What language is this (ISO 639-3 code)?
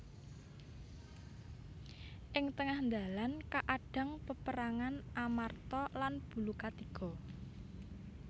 jav